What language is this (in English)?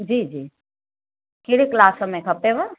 Sindhi